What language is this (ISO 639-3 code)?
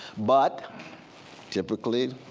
eng